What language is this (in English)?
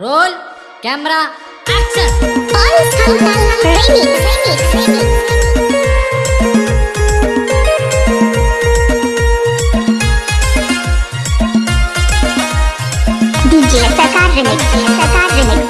Indonesian